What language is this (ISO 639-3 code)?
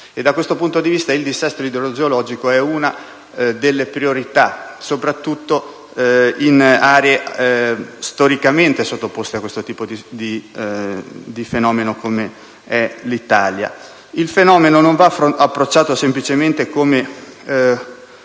ita